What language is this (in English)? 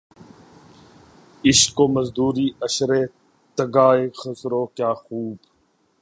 Urdu